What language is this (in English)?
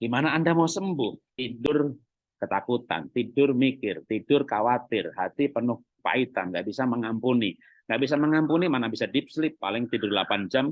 Indonesian